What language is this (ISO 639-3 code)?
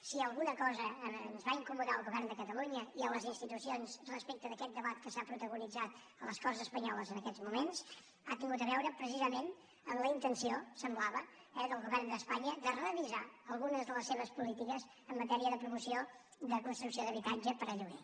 cat